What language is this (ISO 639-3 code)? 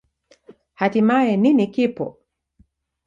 swa